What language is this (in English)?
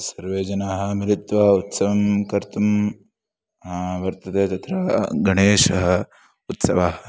Sanskrit